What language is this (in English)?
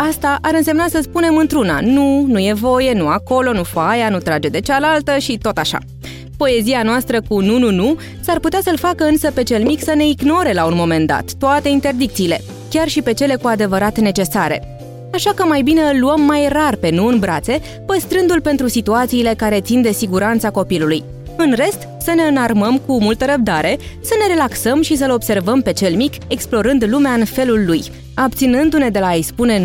Romanian